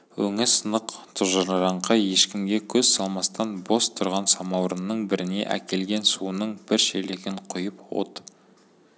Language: Kazakh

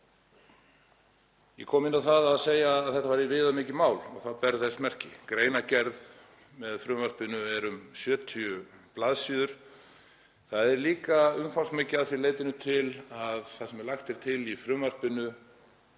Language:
Icelandic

